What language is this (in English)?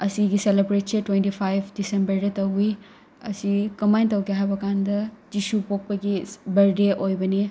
Manipuri